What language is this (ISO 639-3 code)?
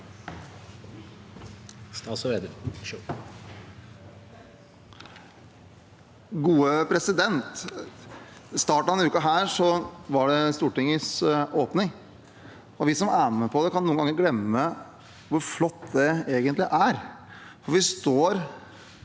nor